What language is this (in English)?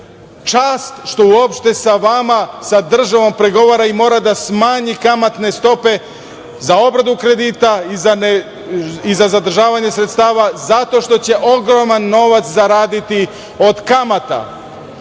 Serbian